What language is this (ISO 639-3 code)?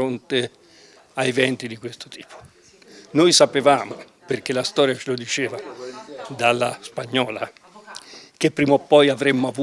ita